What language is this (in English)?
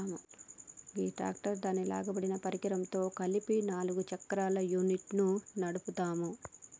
Telugu